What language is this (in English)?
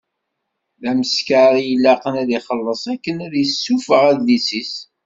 Kabyle